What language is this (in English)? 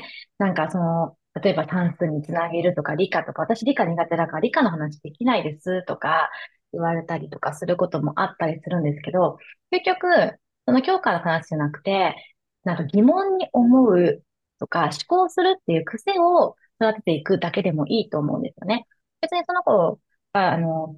Japanese